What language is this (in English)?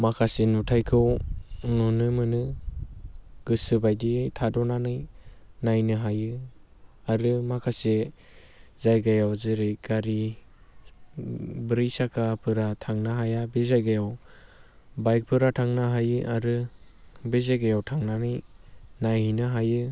Bodo